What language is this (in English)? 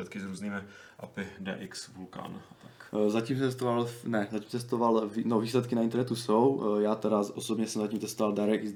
Czech